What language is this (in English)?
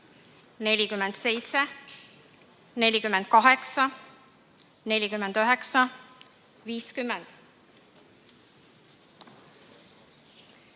Estonian